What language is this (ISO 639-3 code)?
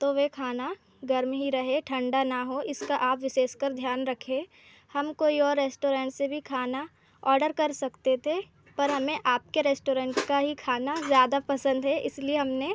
hin